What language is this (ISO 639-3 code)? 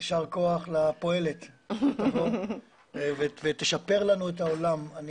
heb